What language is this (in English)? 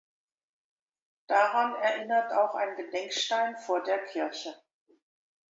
German